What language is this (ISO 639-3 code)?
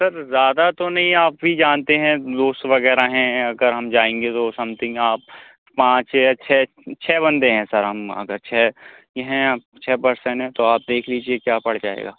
urd